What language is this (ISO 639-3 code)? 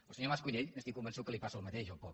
cat